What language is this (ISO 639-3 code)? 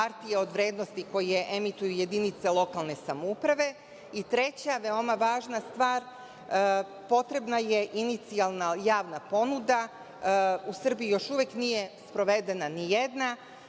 srp